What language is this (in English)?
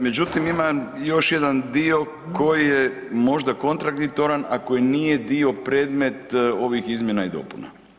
Croatian